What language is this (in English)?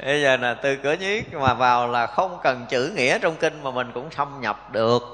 Vietnamese